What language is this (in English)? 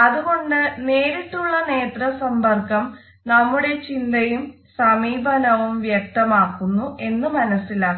Malayalam